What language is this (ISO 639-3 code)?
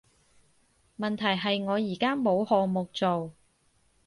yue